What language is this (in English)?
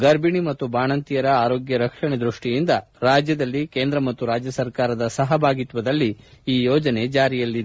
Kannada